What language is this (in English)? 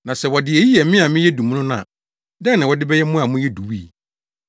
Akan